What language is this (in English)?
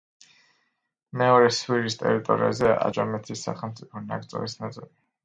Georgian